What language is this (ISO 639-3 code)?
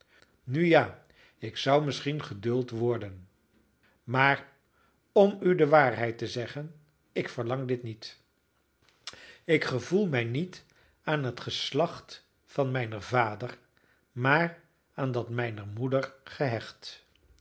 nld